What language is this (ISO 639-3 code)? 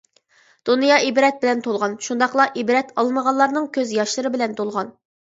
uig